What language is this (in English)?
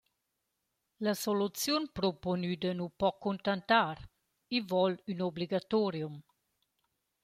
Romansh